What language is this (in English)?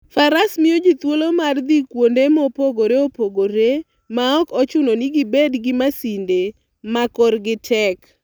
Luo (Kenya and Tanzania)